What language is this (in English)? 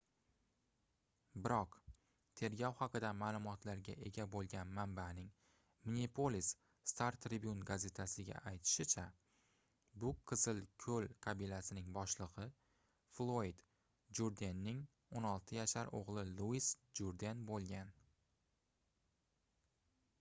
Uzbek